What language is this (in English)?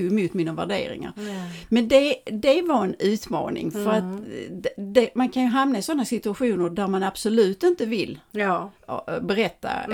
Swedish